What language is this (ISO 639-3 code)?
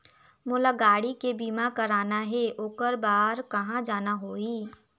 hne